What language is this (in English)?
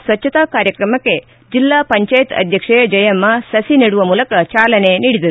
Kannada